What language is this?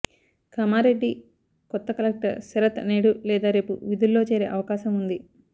Telugu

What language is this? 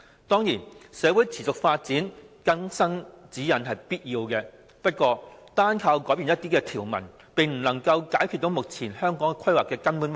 Cantonese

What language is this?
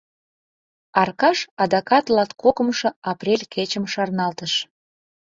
Mari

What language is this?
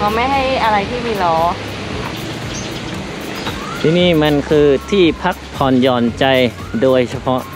Thai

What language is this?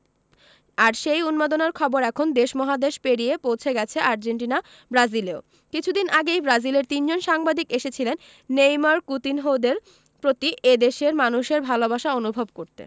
Bangla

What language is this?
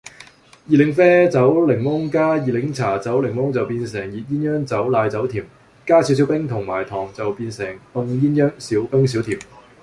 Cantonese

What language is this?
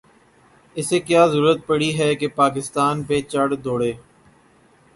Urdu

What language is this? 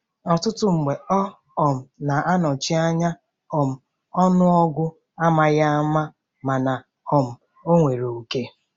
Igbo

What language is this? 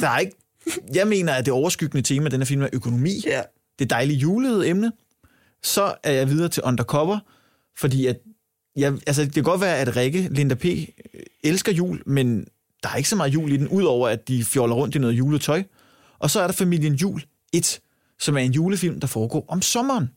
Danish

